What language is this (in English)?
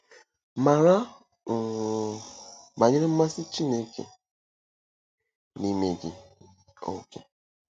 Igbo